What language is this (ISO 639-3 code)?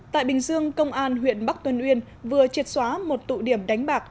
vie